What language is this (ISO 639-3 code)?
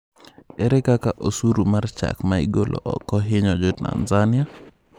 luo